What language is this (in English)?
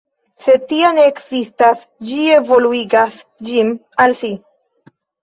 Esperanto